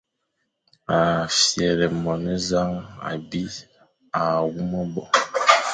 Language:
Fang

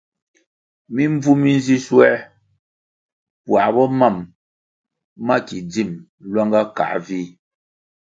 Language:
Kwasio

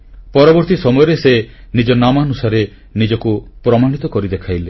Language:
Odia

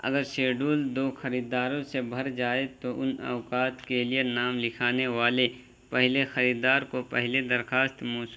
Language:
Urdu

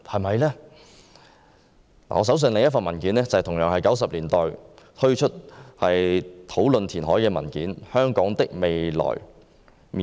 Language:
Cantonese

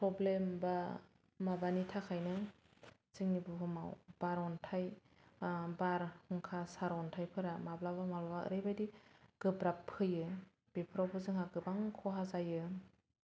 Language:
Bodo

